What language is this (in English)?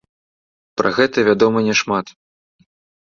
Belarusian